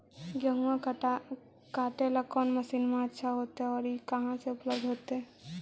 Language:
Magahi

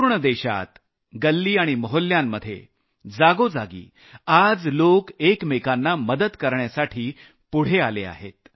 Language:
Marathi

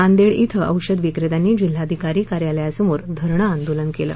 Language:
Marathi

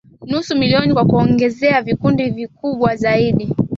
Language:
Swahili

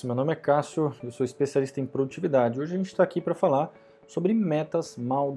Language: Portuguese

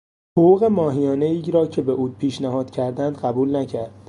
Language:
Persian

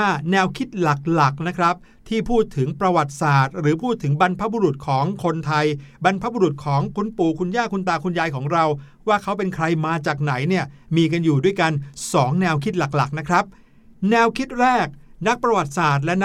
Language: Thai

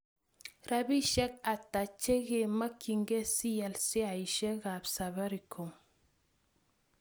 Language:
Kalenjin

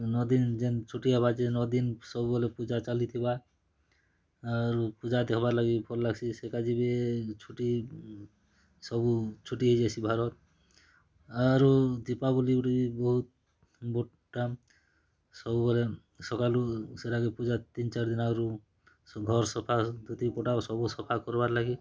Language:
Odia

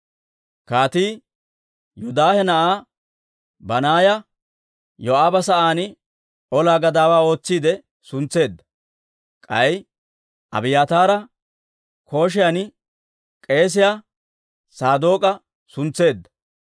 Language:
Dawro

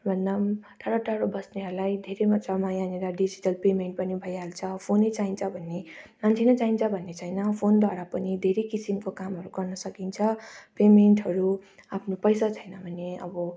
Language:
Nepali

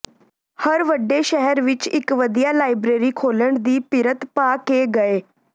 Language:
Punjabi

